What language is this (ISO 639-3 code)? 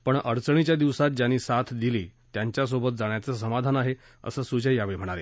mar